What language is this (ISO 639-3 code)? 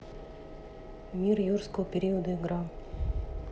rus